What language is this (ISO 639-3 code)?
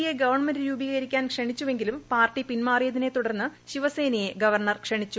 mal